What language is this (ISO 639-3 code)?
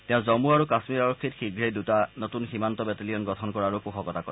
asm